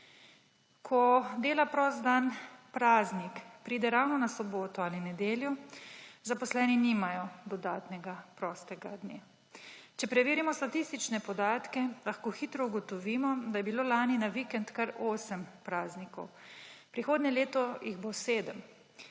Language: Slovenian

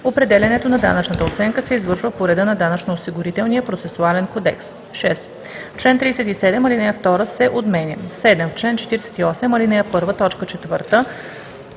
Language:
Bulgarian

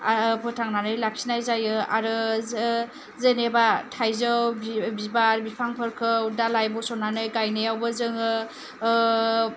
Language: Bodo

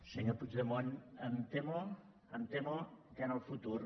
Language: Catalan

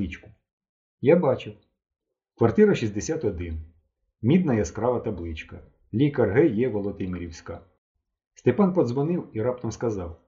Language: Ukrainian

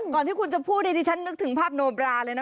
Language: Thai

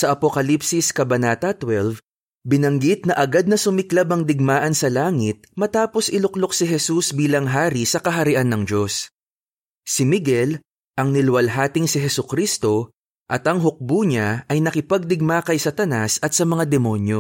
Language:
Filipino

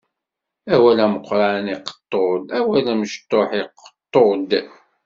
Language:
Kabyle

